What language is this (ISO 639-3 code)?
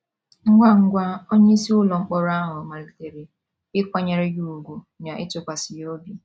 ibo